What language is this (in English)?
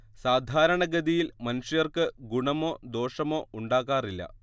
Malayalam